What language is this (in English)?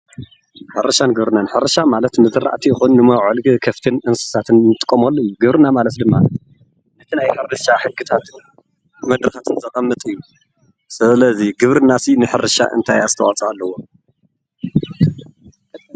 Tigrinya